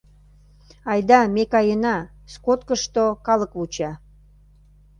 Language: Mari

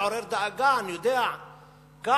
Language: Hebrew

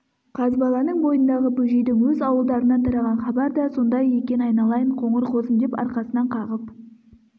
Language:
Kazakh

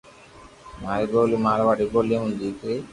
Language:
Loarki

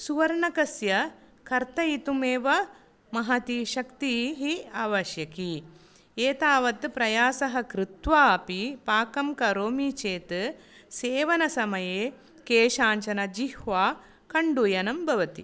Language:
Sanskrit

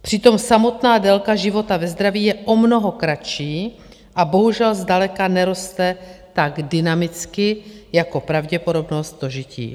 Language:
Czech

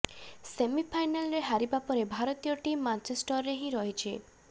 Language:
Odia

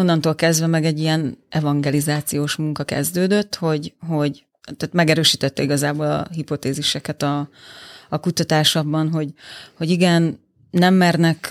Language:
Hungarian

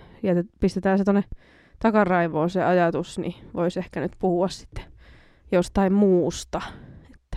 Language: Finnish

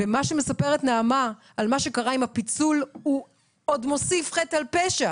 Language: Hebrew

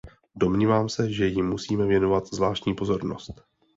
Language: Czech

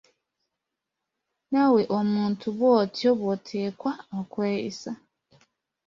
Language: Ganda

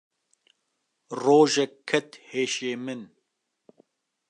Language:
Kurdish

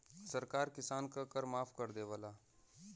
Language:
Bhojpuri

